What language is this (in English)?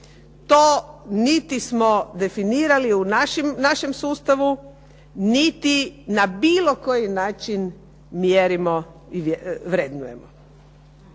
Croatian